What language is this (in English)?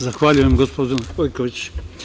Serbian